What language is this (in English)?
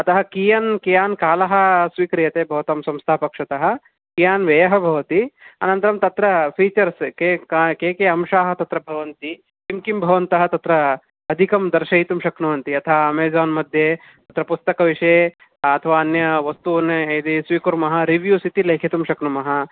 Sanskrit